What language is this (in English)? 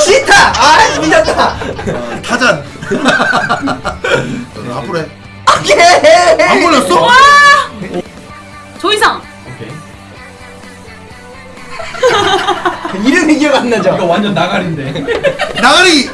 Korean